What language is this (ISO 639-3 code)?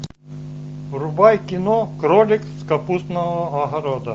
rus